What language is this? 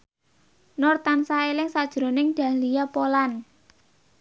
Javanese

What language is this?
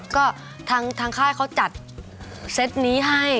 Thai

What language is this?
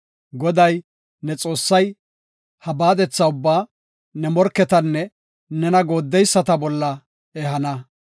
Gofa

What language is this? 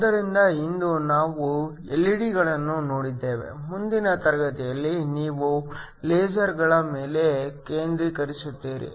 Kannada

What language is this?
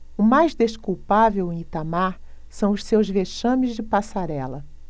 Portuguese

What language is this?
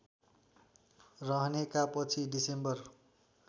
Nepali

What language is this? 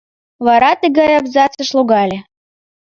Mari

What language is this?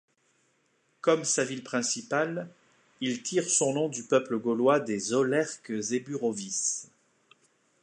French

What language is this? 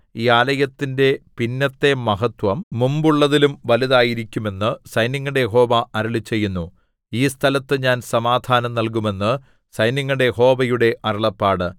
Malayalam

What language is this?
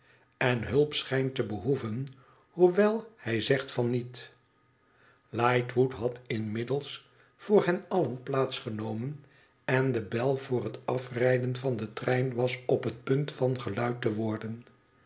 Dutch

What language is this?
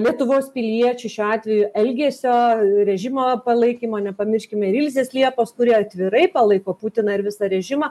Lithuanian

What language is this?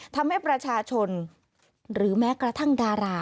Thai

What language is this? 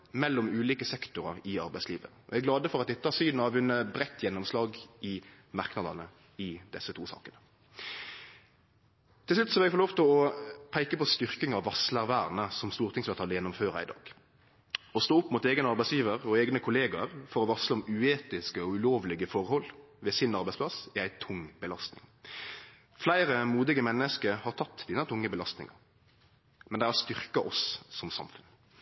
Norwegian Nynorsk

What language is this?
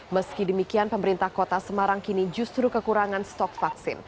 Indonesian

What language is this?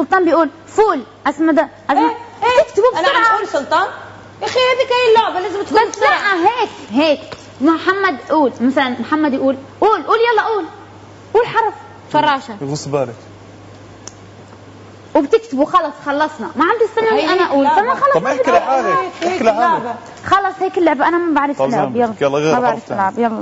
Arabic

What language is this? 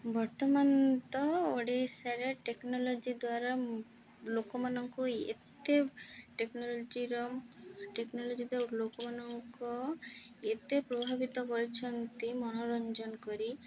Odia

